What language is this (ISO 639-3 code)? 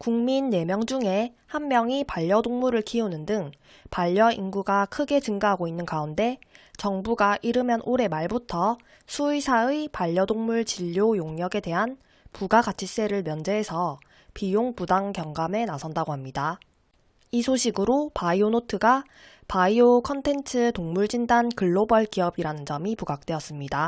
kor